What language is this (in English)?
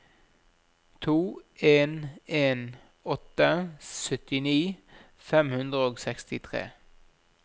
Norwegian